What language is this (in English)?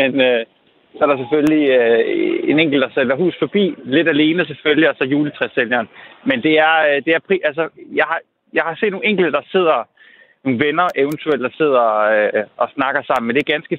Danish